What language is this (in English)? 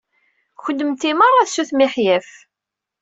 Kabyle